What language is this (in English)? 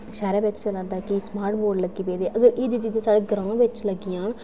Dogri